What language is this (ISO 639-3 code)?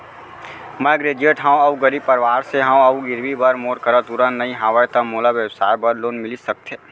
hne